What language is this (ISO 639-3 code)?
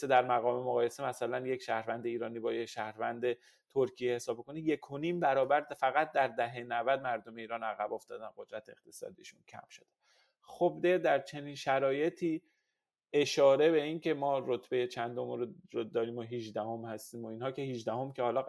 fas